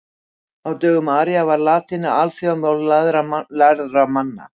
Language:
Icelandic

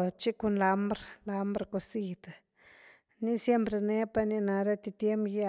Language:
Güilá Zapotec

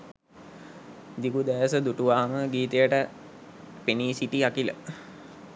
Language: Sinhala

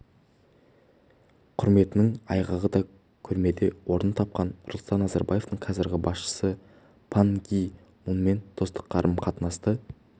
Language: Kazakh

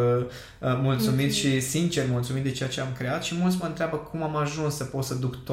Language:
Romanian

